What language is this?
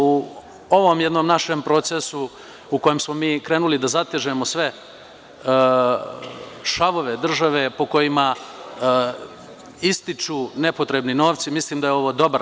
Serbian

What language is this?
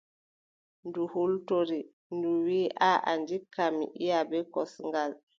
Adamawa Fulfulde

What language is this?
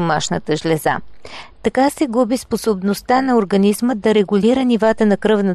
Bulgarian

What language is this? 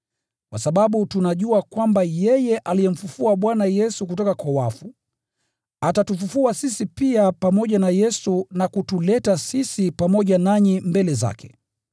Swahili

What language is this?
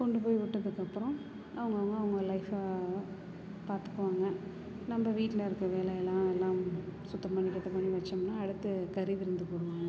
Tamil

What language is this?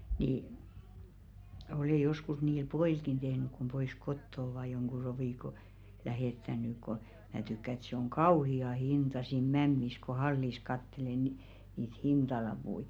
Finnish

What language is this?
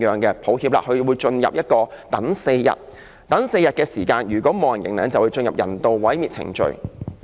Cantonese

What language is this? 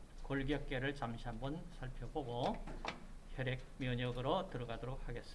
Korean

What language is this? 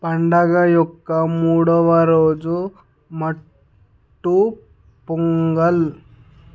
Telugu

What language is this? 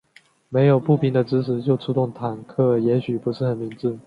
Chinese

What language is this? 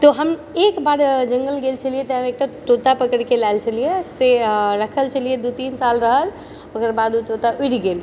Maithili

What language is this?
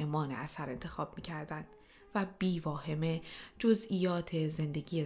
Persian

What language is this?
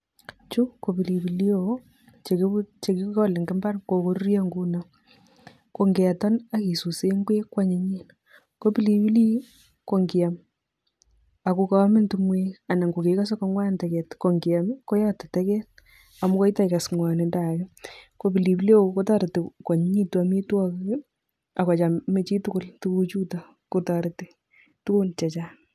Kalenjin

